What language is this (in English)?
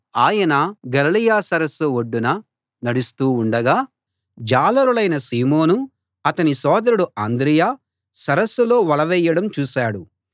Telugu